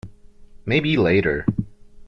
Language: English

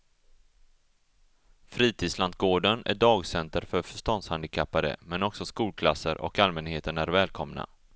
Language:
Swedish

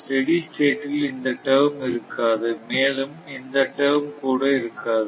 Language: Tamil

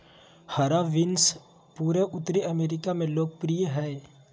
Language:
Magahi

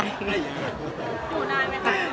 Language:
Thai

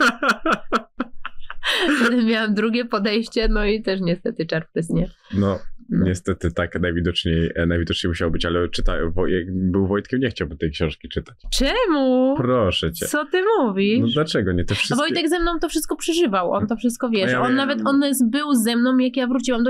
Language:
Polish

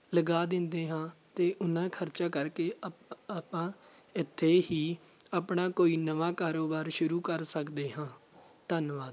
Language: Punjabi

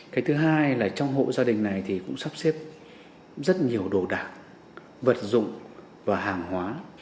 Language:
Vietnamese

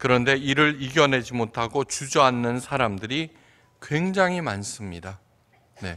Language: Korean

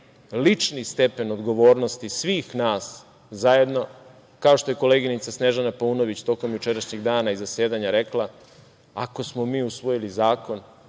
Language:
Serbian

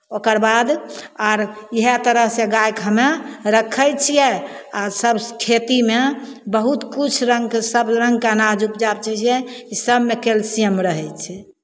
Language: Maithili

